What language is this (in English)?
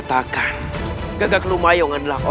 Indonesian